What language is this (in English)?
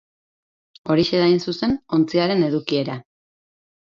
Basque